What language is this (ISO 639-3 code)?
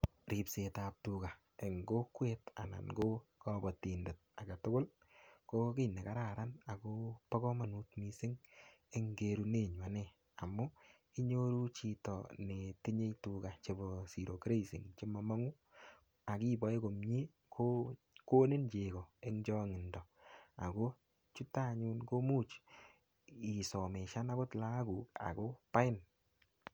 kln